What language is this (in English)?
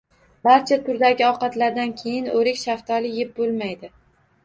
Uzbek